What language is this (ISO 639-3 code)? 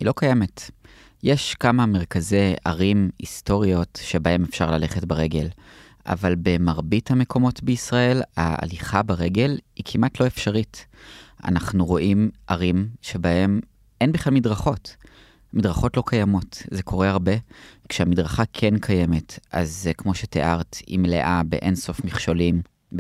heb